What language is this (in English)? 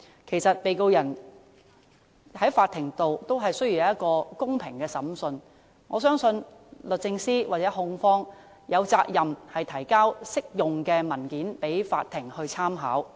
Cantonese